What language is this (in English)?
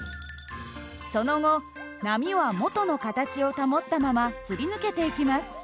Japanese